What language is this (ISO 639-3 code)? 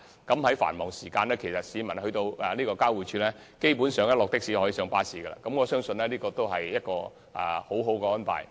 yue